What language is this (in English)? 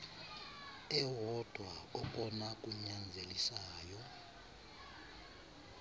Xhosa